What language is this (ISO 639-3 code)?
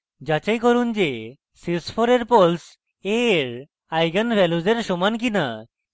ben